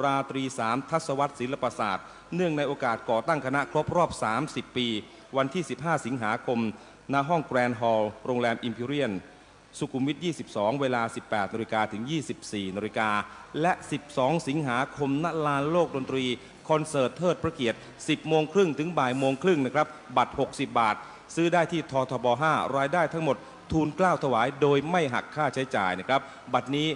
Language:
Thai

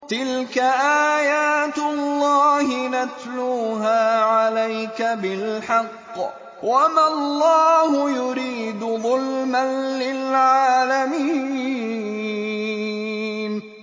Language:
Arabic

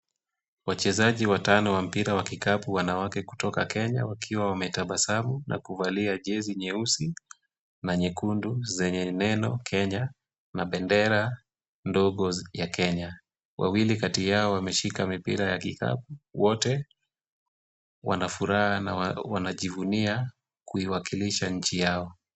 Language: Swahili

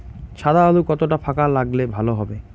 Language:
Bangla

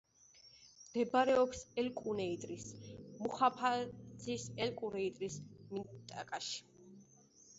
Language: Georgian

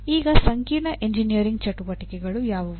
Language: Kannada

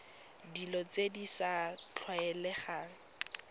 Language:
Tswana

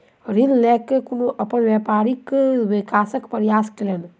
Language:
Maithili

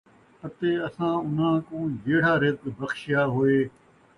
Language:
Saraiki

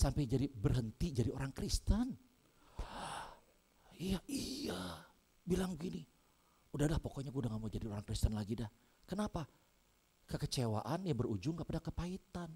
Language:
Indonesian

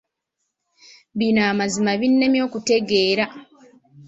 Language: Ganda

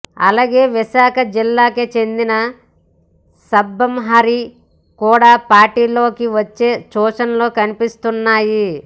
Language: Telugu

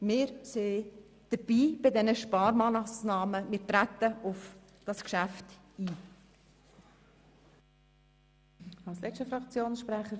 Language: Swiss German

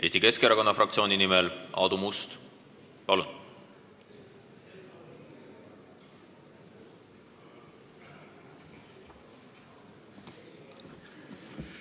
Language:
Estonian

